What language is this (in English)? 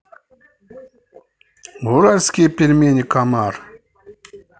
Russian